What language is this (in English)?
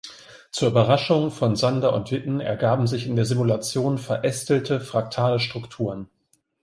German